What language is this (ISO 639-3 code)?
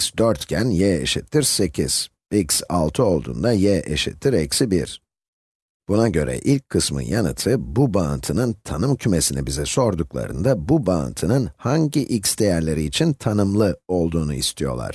tur